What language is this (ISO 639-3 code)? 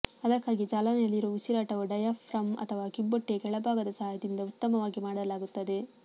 kan